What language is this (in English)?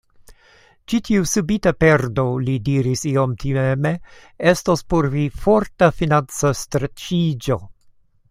Esperanto